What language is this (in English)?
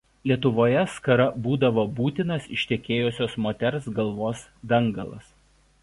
Lithuanian